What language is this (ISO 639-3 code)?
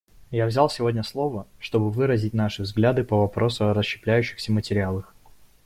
rus